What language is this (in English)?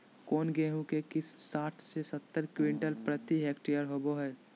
Magahi